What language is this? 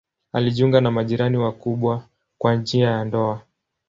Swahili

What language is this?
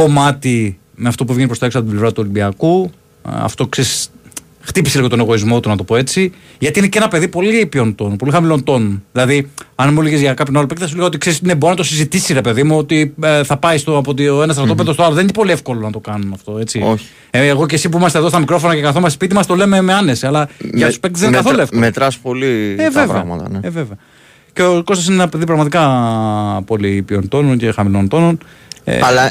Greek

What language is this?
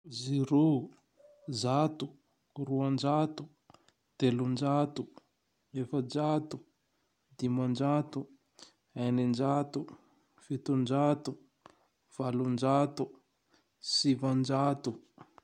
Tandroy-Mahafaly Malagasy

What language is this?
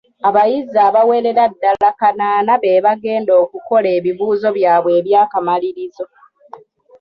Ganda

